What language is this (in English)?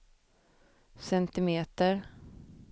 Swedish